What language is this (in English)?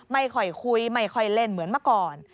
Thai